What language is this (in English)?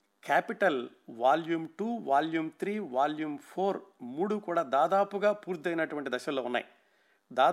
Telugu